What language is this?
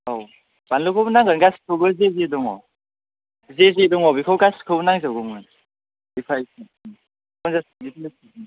Bodo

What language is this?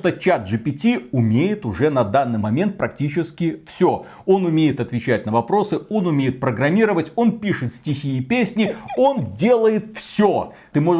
Russian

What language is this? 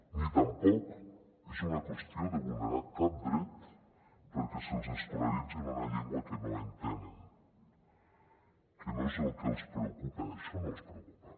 Catalan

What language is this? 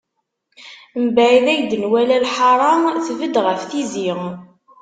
Kabyle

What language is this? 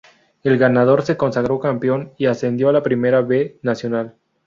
Spanish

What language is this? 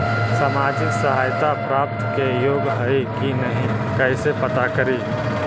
Magahi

